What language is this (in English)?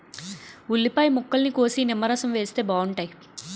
Telugu